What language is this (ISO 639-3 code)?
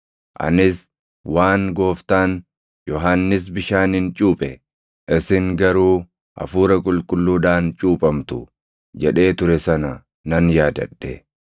orm